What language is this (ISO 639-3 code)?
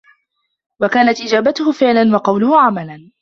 ara